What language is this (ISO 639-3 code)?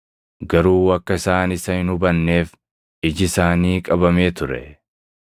orm